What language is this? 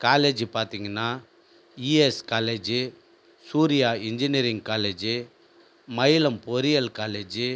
Tamil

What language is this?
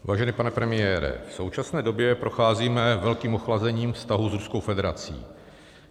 Czech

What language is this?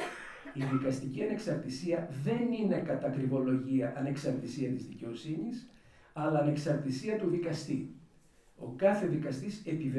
Greek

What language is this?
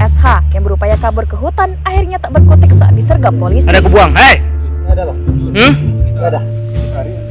Indonesian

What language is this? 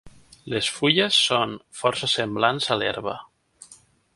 Catalan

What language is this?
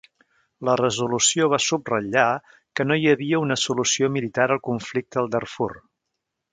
Catalan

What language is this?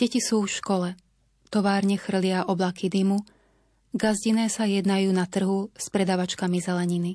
Slovak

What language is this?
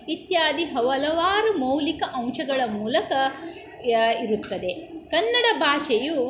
Kannada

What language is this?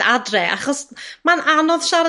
Welsh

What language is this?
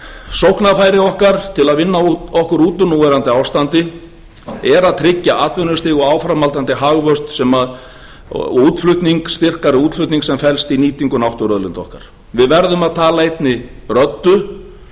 Icelandic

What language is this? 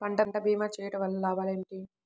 Telugu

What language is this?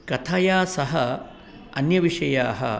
Sanskrit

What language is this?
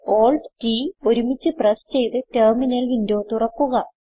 Malayalam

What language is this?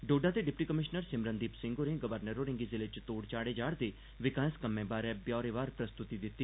Dogri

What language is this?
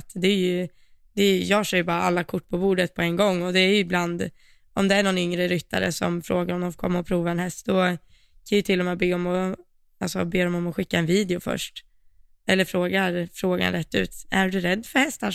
Swedish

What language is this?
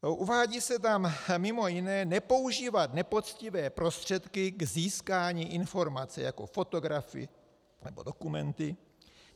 Czech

